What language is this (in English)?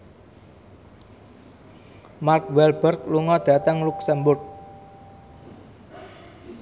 Javanese